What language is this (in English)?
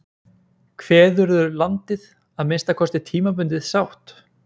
Icelandic